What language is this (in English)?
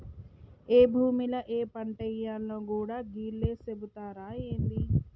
Telugu